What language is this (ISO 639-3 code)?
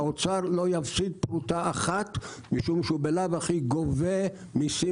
heb